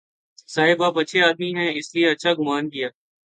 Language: Urdu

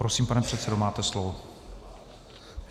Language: Czech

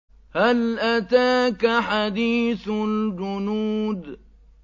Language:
Arabic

